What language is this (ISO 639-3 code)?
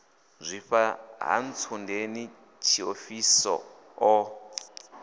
ven